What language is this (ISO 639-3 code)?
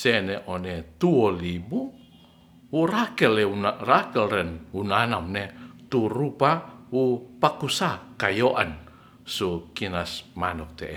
rth